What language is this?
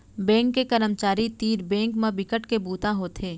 Chhattisgarhi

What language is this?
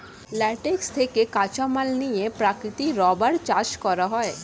Bangla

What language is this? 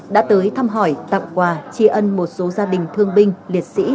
Vietnamese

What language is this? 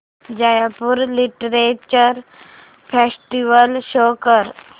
Marathi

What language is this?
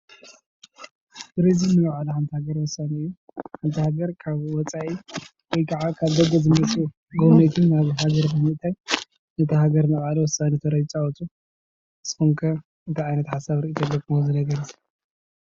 Tigrinya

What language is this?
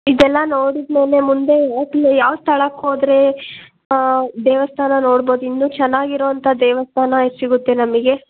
Kannada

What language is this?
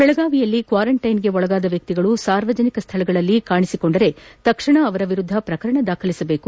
Kannada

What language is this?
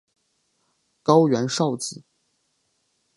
Chinese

